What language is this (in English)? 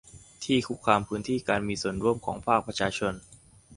Thai